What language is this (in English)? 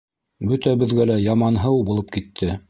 Bashkir